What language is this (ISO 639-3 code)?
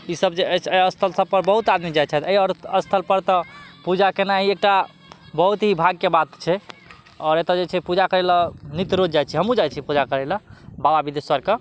mai